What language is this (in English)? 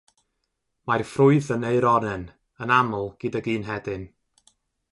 Welsh